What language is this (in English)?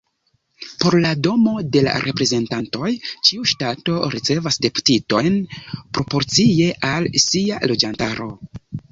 Esperanto